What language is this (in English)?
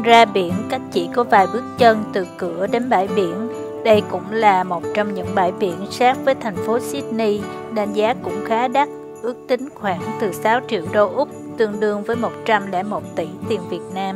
Vietnamese